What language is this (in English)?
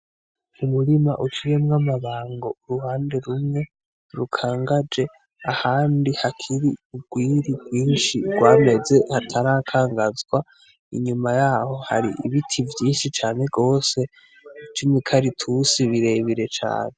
Rundi